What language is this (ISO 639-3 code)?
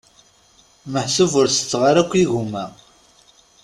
kab